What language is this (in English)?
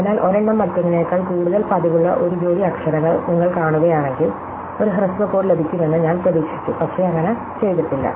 Malayalam